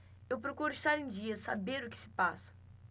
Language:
Portuguese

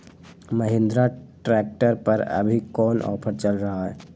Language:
Magahi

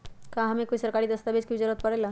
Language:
Magahi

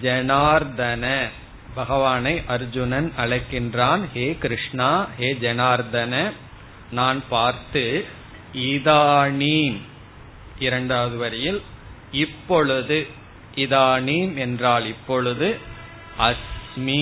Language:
Tamil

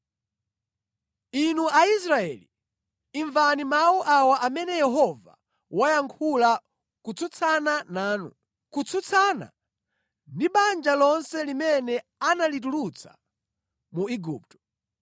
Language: Nyanja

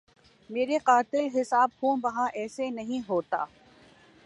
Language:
Urdu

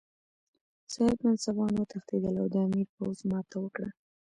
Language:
Pashto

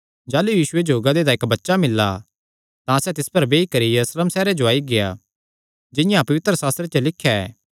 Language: Kangri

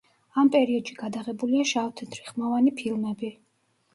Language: Georgian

